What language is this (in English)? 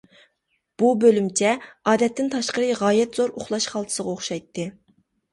Uyghur